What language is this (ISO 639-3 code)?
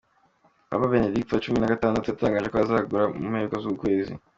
kin